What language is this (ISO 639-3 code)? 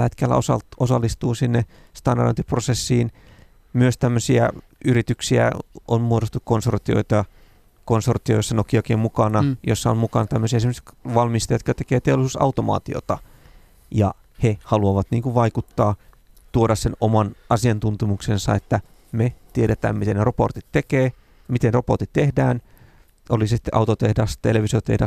fin